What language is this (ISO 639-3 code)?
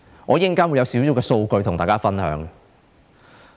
yue